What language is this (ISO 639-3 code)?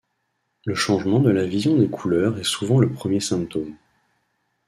fra